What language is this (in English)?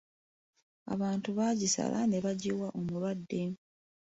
Ganda